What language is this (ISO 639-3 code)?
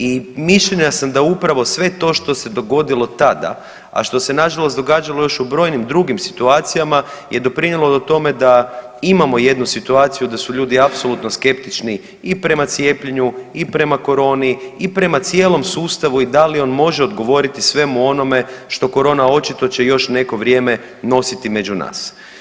hrv